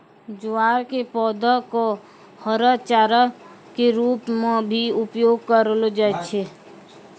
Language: Maithili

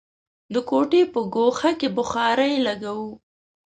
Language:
Pashto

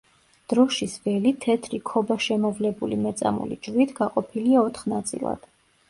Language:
Georgian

